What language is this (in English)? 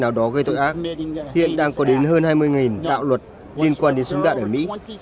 Vietnamese